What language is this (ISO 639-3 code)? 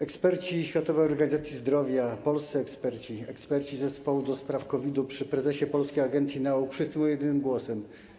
pol